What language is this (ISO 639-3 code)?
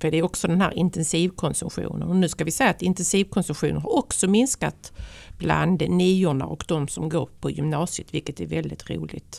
swe